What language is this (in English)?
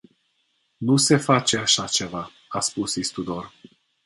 Romanian